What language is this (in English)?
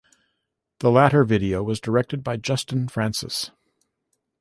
English